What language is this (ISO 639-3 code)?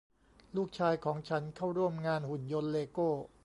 tha